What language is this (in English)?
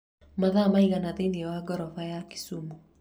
Kikuyu